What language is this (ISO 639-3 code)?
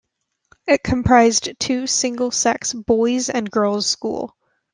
eng